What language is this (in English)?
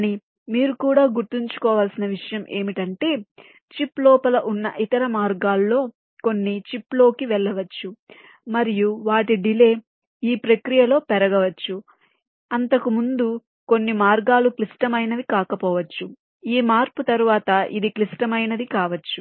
Telugu